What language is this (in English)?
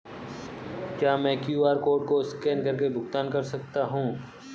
Hindi